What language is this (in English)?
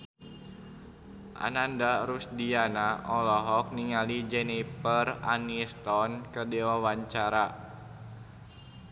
Sundanese